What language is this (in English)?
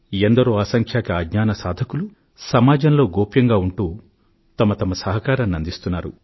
Telugu